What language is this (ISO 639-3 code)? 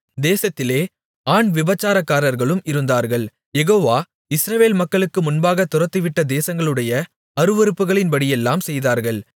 tam